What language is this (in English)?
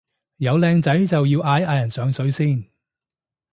Cantonese